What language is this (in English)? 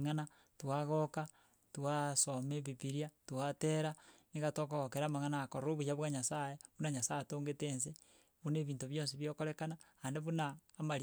Gusii